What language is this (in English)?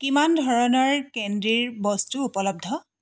Assamese